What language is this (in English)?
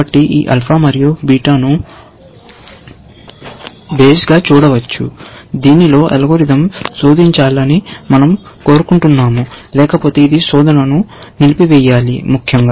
Telugu